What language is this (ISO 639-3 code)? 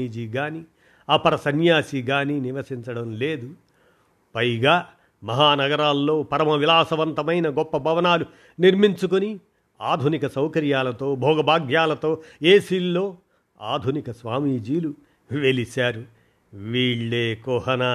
tel